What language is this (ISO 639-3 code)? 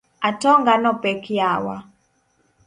luo